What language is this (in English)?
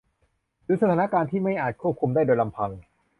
Thai